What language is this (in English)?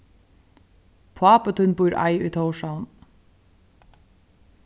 Faroese